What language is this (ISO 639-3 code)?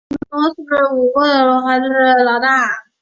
zho